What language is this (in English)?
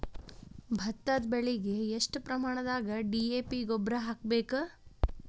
Kannada